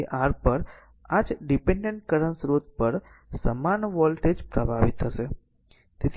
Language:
Gujarati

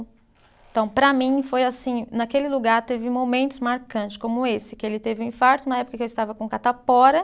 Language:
Portuguese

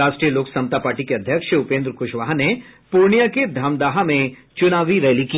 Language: Hindi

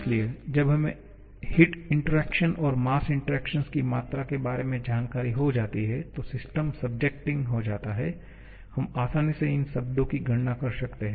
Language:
Hindi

